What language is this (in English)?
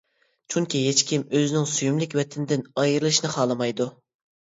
Uyghur